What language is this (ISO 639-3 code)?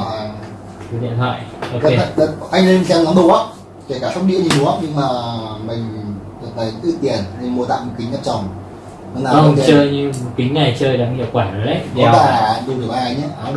vie